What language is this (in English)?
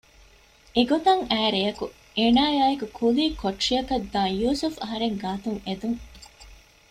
Divehi